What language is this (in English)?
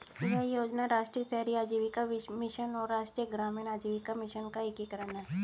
Hindi